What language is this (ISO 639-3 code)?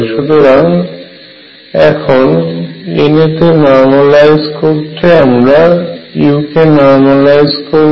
ben